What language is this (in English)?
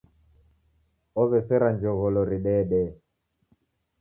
Taita